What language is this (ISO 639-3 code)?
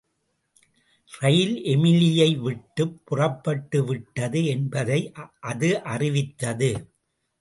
tam